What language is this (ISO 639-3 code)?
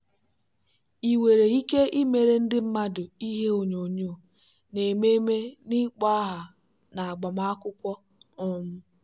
ibo